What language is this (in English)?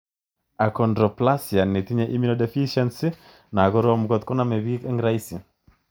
Kalenjin